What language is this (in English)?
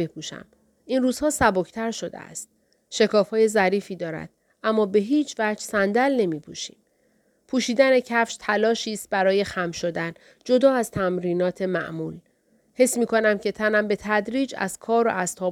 Persian